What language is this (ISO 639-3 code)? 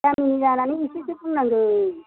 brx